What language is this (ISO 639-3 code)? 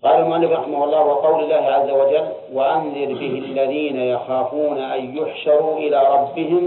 ara